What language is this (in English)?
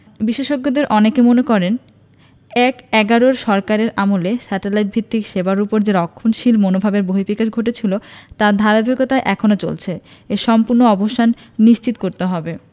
Bangla